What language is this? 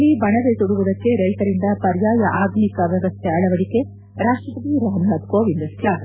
Kannada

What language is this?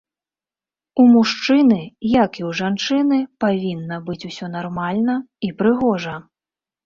Belarusian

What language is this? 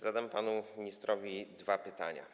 Polish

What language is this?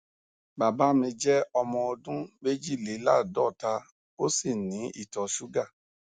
Yoruba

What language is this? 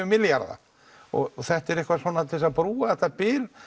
Icelandic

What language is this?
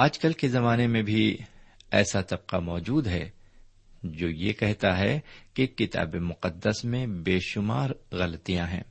Urdu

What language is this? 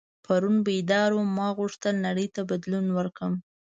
Pashto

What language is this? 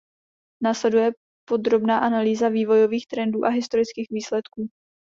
Czech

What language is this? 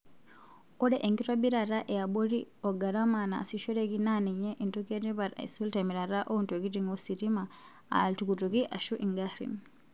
Masai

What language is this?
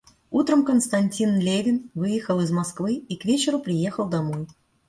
Russian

